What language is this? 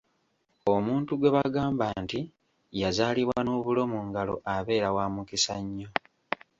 Ganda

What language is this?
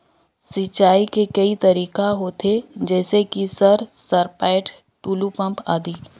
Chhattisgarhi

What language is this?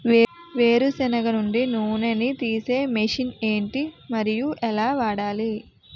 Telugu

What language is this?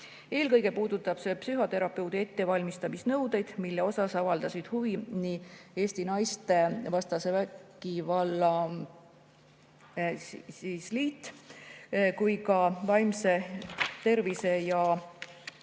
Estonian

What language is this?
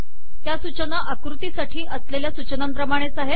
Marathi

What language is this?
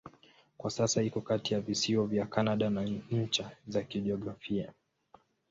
Swahili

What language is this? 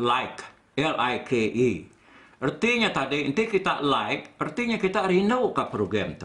Malay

